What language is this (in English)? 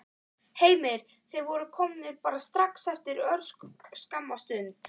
Icelandic